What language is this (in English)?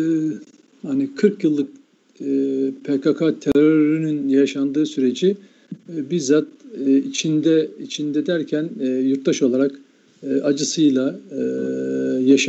Turkish